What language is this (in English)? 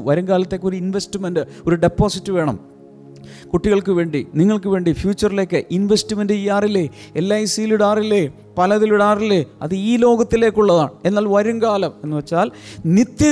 Malayalam